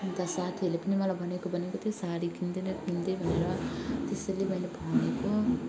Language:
Nepali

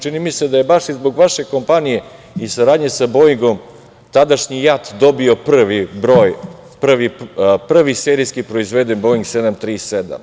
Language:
Serbian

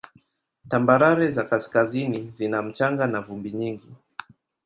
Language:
Swahili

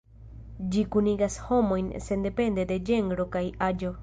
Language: Esperanto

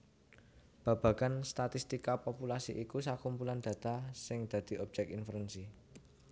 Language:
Javanese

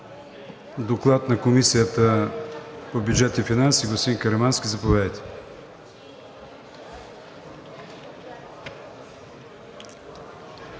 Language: Bulgarian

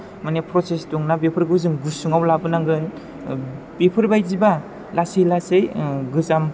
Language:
Bodo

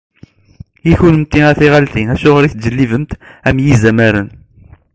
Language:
Kabyle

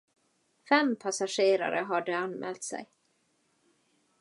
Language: Swedish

